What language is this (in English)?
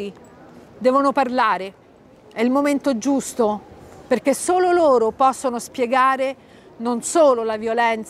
Italian